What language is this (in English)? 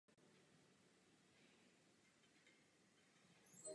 Czech